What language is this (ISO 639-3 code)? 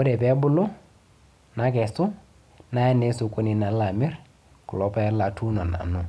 mas